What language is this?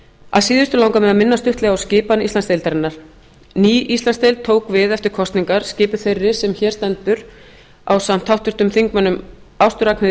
Icelandic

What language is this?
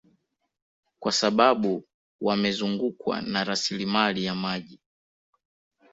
Swahili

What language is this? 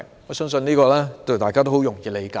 Cantonese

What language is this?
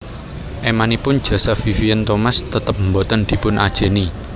Javanese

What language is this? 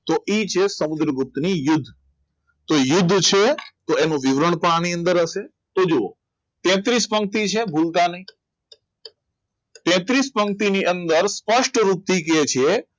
Gujarati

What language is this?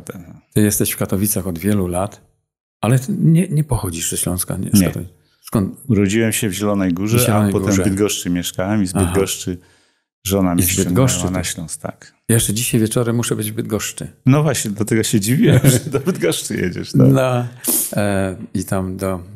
Polish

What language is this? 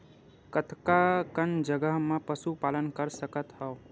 Chhattisgarhi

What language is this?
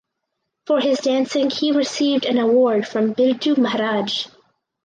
English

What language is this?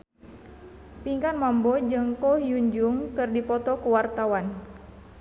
Sundanese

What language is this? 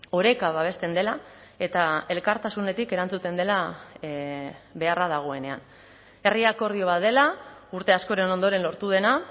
Basque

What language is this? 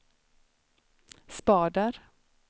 Swedish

